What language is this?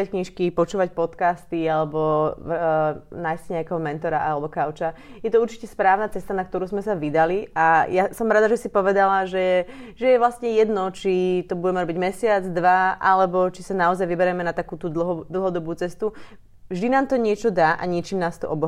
Slovak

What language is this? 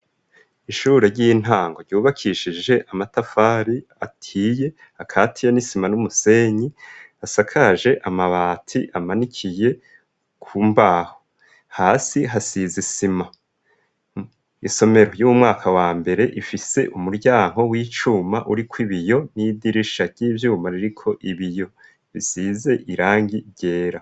Rundi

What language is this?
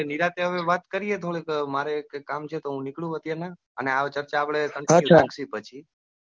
Gujarati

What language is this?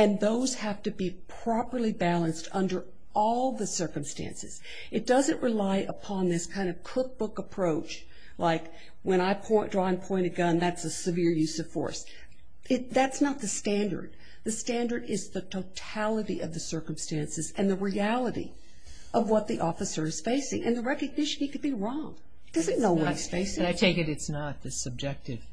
English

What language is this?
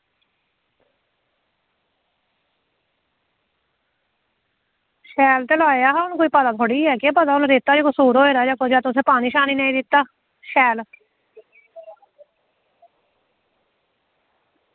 Dogri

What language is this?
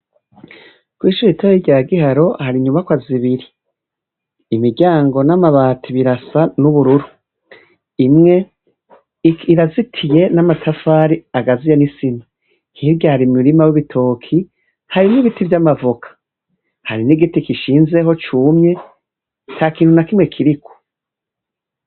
Rundi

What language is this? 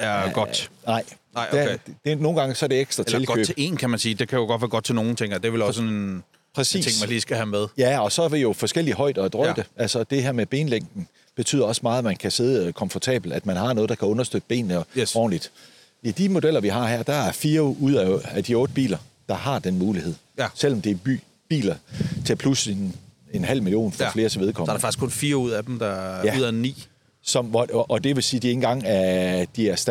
Danish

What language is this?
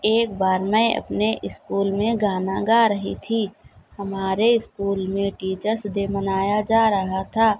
Urdu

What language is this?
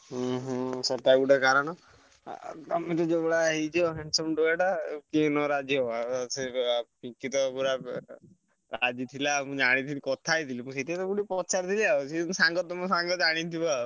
Odia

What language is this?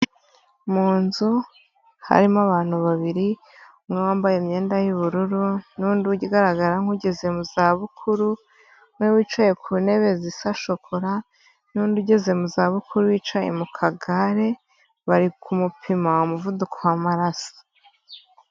Kinyarwanda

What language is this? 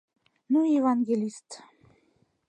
Mari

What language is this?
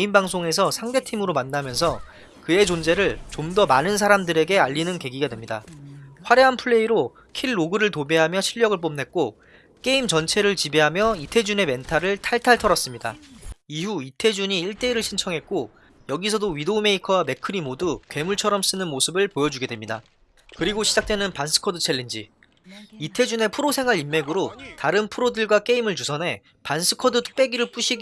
Korean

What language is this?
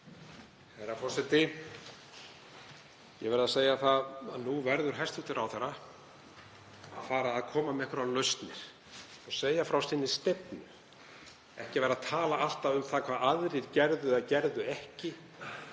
Icelandic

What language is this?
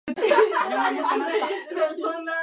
Japanese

